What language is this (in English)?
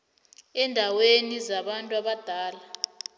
South Ndebele